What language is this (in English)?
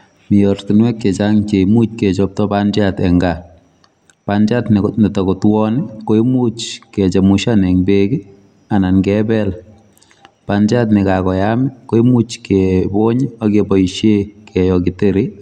Kalenjin